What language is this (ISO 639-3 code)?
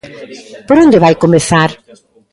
glg